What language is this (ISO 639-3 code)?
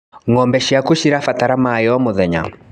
kik